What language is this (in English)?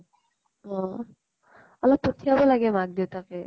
Assamese